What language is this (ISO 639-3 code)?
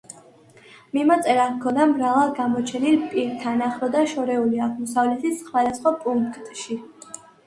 kat